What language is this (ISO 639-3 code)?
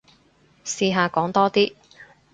yue